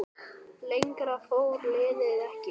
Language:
Icelandic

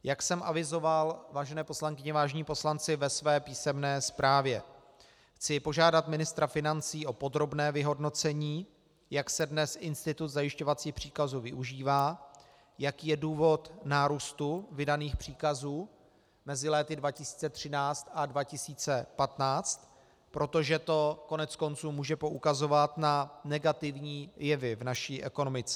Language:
Czech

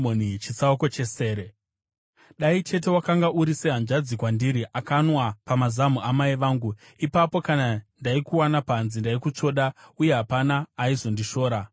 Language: Shona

